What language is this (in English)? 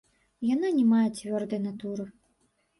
Belarusian